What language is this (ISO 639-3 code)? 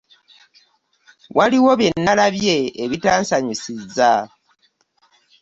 lug